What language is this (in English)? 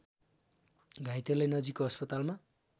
Nepali